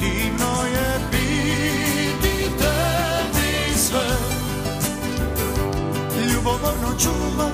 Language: Romanian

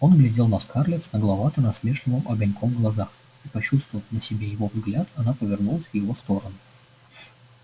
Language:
Russian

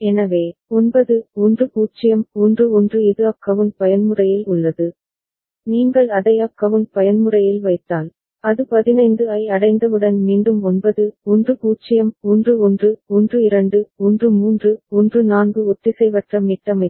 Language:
Tamil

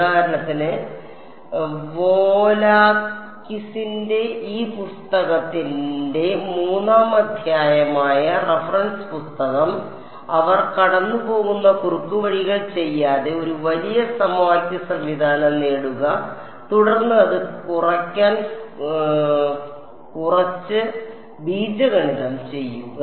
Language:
Malayalam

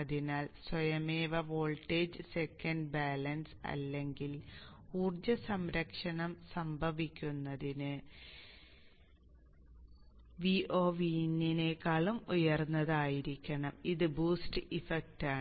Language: Malayalam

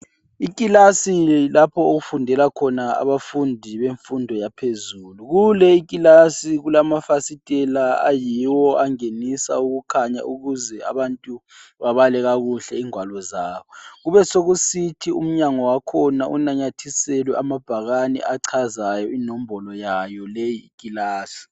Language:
North Ndebele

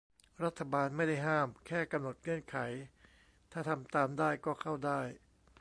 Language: Thai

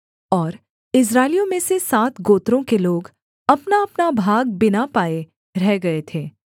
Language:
Hindi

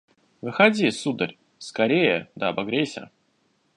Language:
Russian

